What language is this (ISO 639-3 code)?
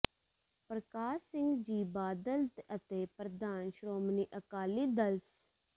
pan